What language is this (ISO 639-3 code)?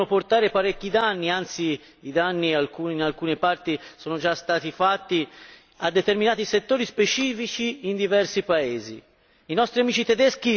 ita